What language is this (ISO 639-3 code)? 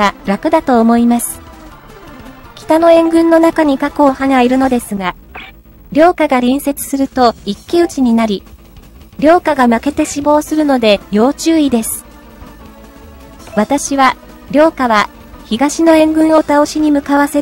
jpn